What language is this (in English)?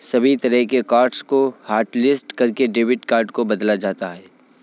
Hindi